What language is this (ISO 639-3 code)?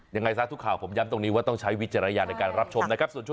tha